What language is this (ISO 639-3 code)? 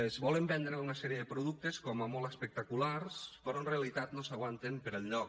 cat